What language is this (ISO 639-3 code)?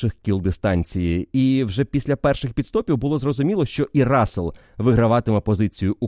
ukr